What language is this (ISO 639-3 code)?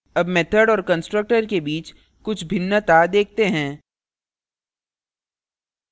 hin